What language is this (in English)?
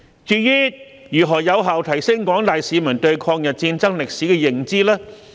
Cantonese